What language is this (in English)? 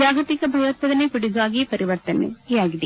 Kannada